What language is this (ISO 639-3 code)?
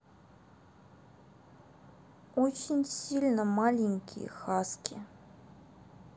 rus